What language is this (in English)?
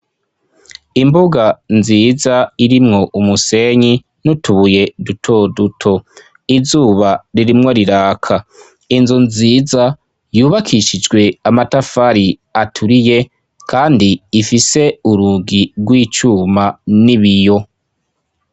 Rundi